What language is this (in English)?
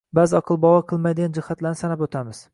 Uzbek